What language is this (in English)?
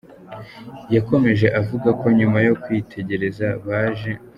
Kinyarwanda